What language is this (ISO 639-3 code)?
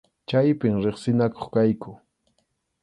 qxu